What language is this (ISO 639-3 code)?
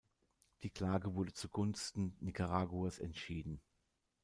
deu